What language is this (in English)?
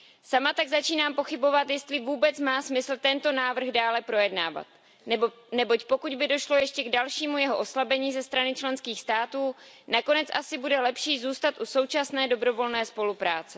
Czech